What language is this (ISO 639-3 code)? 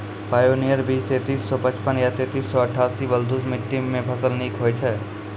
mai